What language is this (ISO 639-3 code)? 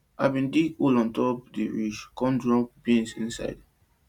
pcm